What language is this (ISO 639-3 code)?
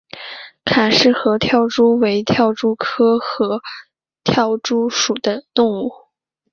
zho